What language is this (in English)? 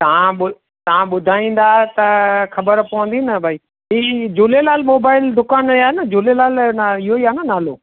Sindhi